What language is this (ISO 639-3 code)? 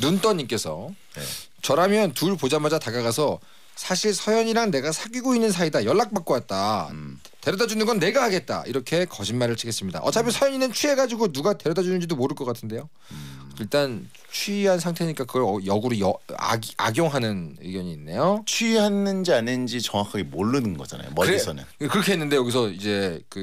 kor